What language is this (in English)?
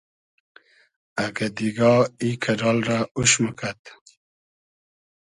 Hazaragi